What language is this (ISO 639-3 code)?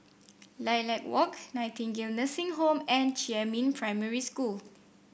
eng